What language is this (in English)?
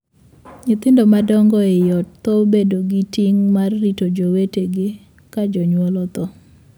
Luo (Kenya and Tanzania)